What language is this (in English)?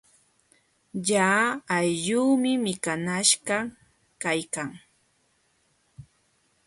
Jauja Wanca Quechua